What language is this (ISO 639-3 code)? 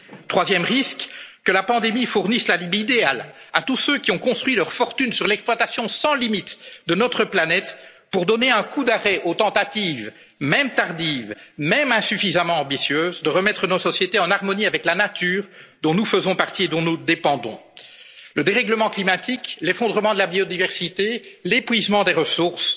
fra